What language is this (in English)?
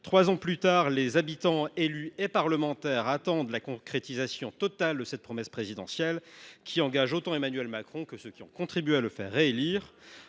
French